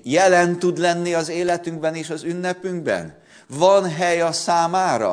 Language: Hungarian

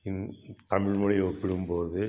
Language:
Tamil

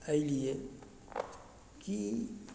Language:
Maithili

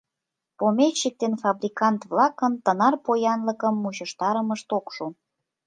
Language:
Mari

